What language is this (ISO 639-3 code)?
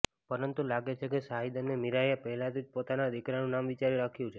guj